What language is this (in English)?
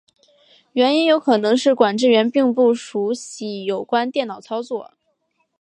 Chinese